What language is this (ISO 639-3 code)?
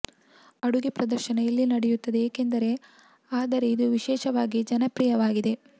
kan